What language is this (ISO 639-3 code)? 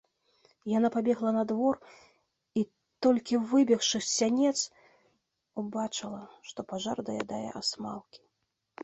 bel